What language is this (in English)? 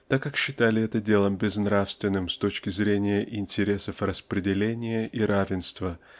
Russian